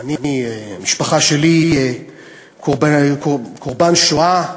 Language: Hebrew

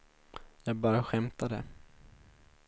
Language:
Swedish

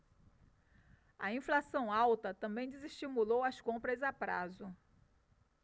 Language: Portuguese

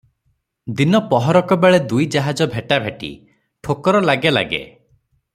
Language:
Odia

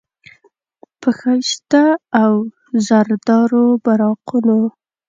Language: Pashto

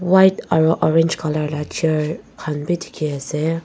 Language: Naga Pidgin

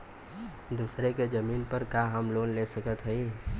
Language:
Bhojpuri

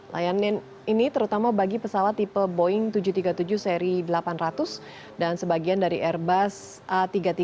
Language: Indonesian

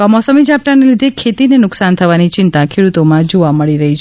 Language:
Gujarati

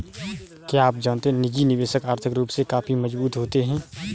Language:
Hindi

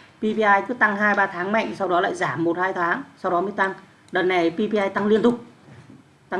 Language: Vietnamese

